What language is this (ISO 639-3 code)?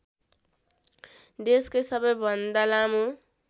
nep